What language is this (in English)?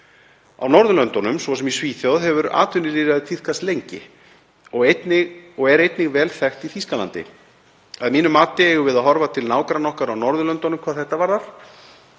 Icelandic